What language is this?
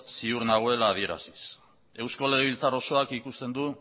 Basque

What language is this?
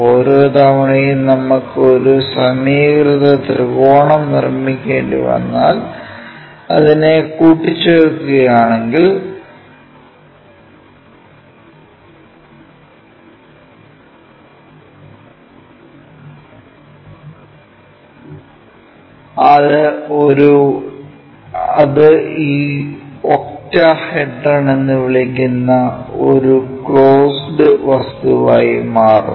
Malayalam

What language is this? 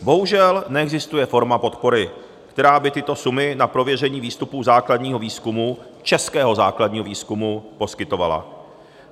Czech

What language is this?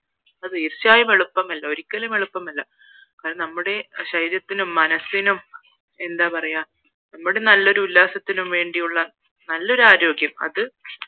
Malayalam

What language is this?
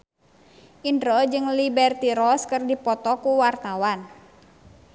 Sundanese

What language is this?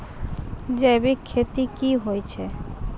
Maithili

